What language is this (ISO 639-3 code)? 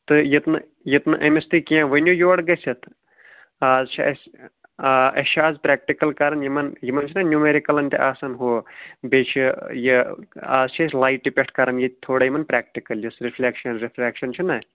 kas